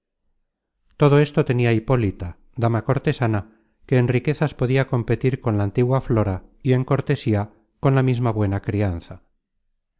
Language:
Spanish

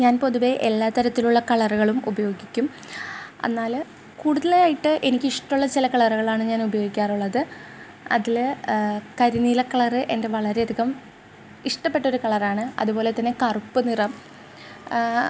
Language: Malayalam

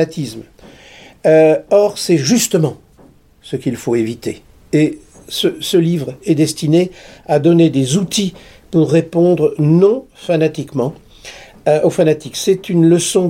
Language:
French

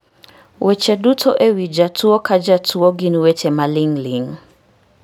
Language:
Luo (Kenya and Tanzania)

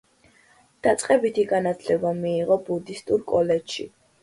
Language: Georgian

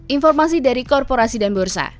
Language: Indonesian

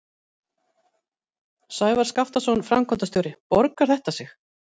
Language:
Icelandic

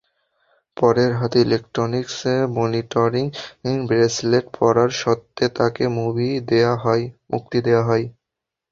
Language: Bangla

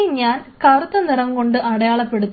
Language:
Malayalam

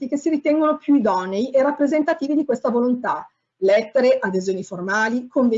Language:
Italian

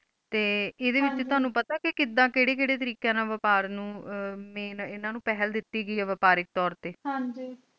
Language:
Punjabi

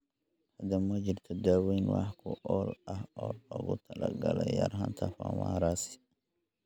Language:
Somali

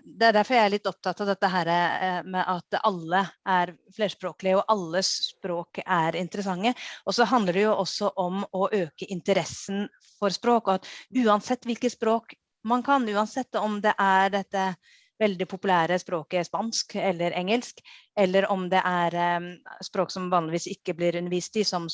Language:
Norwegian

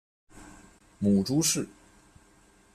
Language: Chinese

